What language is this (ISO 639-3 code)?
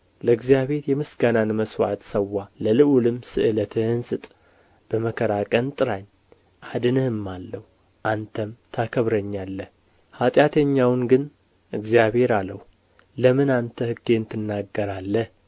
amh